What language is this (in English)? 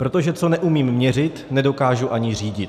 Czech